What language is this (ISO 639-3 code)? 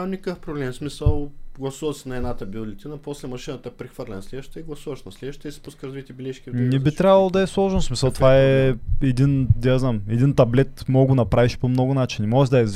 bul